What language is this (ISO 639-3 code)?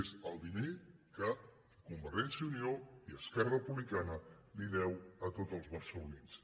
cat